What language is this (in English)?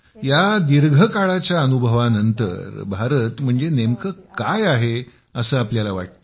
Marathi